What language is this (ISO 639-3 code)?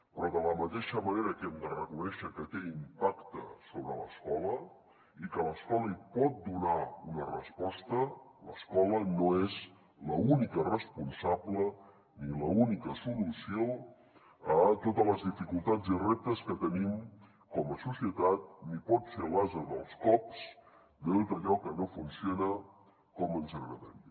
cat